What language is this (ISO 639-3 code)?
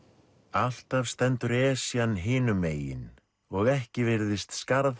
isl